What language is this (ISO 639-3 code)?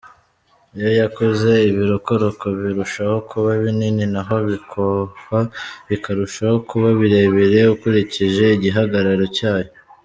kin